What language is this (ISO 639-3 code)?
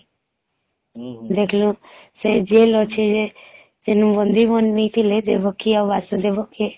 ori